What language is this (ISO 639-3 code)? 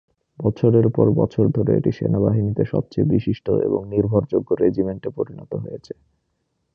ben